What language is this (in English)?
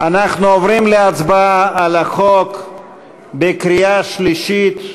Hebrew